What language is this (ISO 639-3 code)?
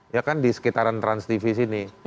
ind